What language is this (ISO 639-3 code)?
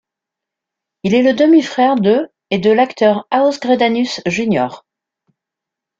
fra